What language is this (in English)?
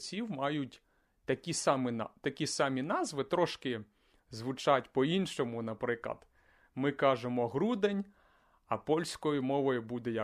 Ukrainian